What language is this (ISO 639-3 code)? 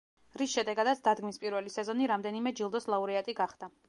kat